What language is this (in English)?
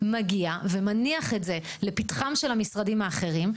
Hebrew